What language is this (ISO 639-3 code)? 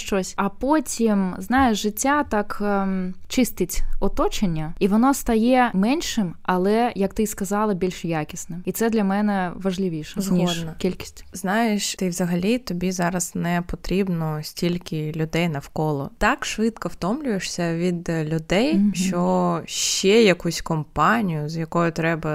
ukr